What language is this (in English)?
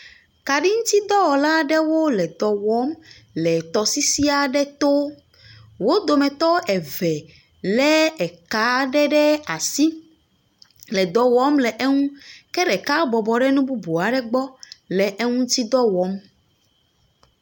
Ewe